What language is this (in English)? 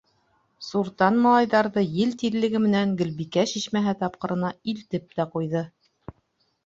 Bashkir